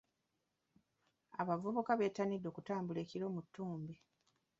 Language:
Ganda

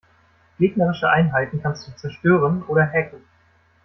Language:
German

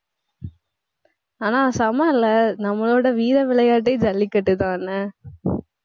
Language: Tamil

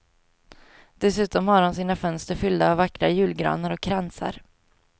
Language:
Swedish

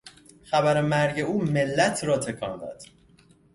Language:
Persian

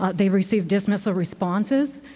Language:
English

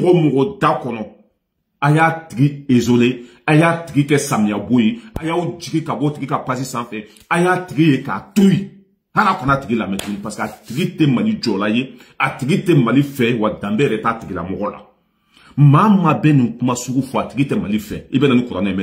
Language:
French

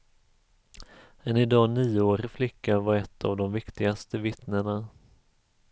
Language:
Swedish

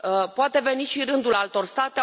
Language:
Romanian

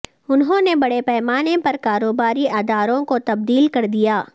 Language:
Urdu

